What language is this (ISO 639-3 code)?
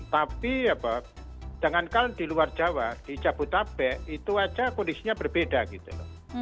ind